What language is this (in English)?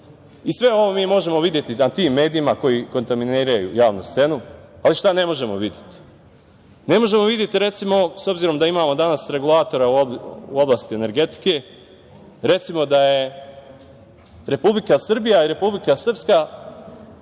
Serbian